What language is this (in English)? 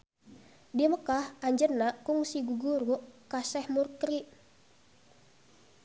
Sundanese